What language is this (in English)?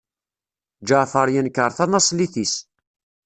Kabyle